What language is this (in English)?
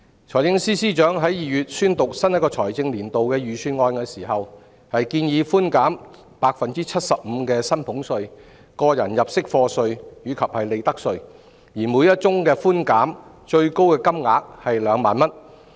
Cantonese